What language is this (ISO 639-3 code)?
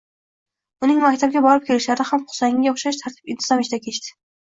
uzb